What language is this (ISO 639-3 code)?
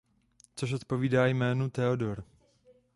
ces